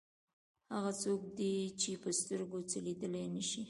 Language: Pashto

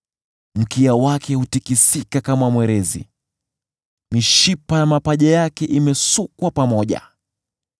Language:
Swahili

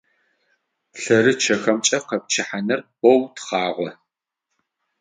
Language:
Adyghe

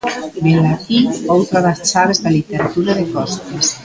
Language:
Galician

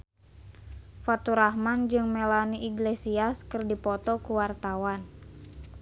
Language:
Sundanese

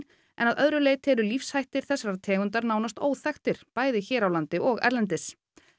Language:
Icelandic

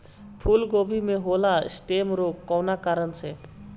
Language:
Bhojpuri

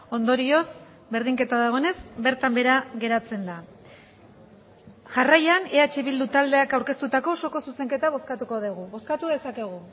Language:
Basque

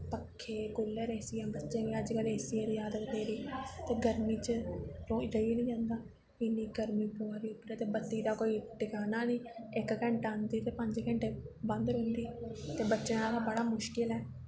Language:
Dogri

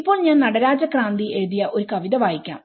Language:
Malayalam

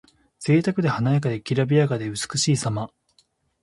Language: Japanese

